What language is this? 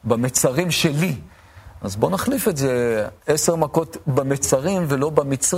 Hebrew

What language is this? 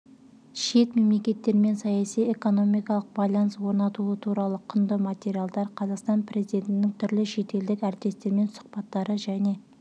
Kazakh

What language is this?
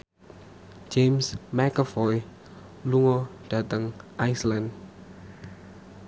Javanese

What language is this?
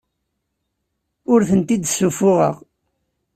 Kabyle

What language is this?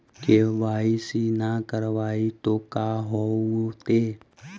Magahi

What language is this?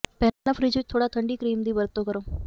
Punjabi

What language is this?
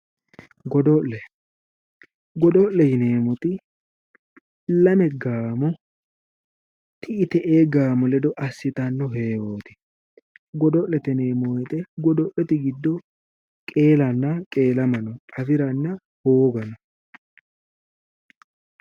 Sidamo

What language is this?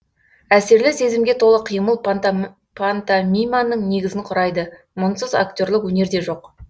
Kazakh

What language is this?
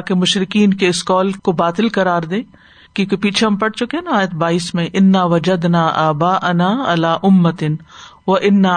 Urdu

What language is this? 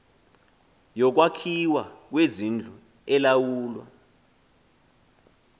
Xhosa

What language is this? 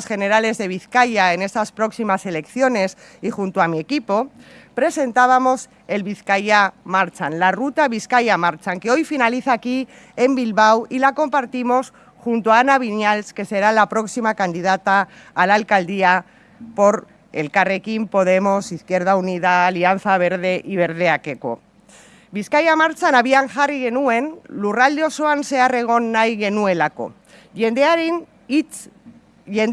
Spanish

